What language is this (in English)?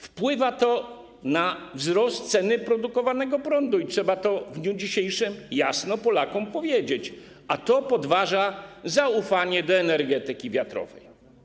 Polish